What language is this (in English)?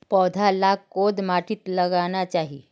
Magahi